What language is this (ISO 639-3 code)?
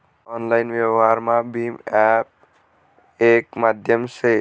mar